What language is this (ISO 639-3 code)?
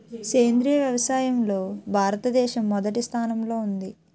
tel